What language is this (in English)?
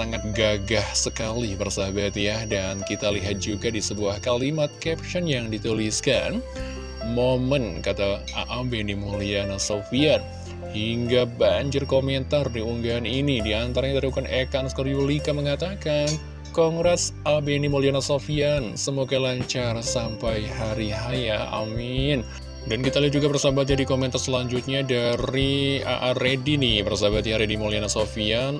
Indonesian